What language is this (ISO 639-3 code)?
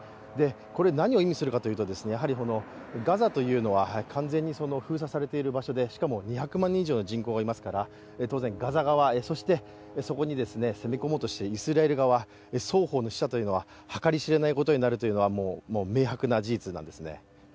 jpn